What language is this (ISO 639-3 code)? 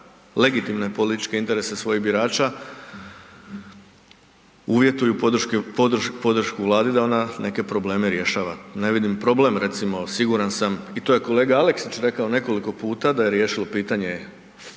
hrv